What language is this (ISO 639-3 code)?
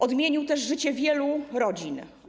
pol